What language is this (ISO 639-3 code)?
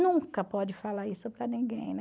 por